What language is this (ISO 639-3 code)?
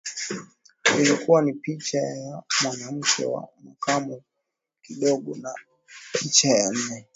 swa